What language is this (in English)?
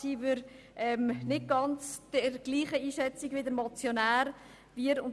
Swiss German